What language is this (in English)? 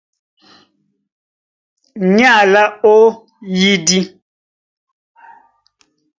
Duala